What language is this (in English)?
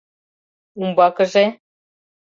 Mari